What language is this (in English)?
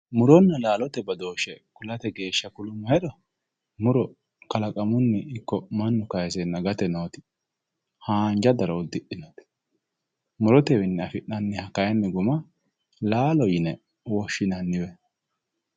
Sidamo